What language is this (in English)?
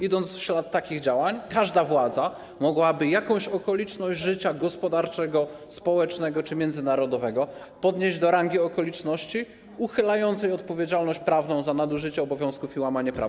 Polish